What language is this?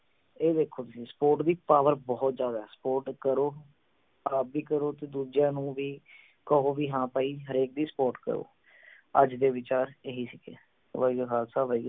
Punjabi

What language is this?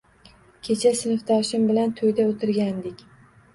Uzbek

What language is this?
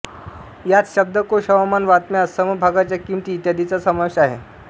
Marathi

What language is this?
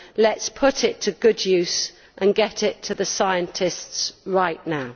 English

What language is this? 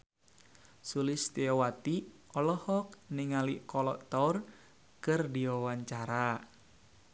Sundanese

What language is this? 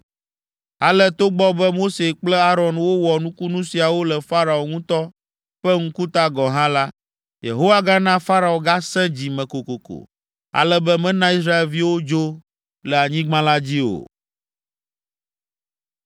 Ewe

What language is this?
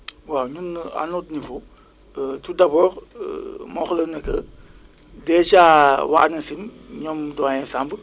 Wolof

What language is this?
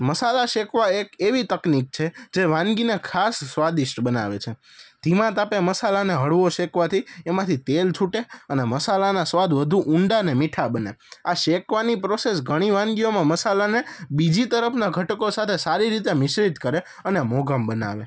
Gujarati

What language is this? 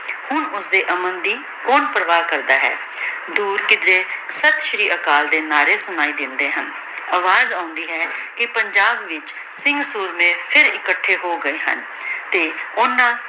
Punjabi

